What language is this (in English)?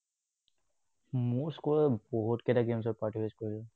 Assamese